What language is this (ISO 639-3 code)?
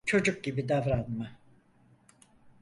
tur